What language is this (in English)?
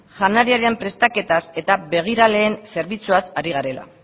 Basque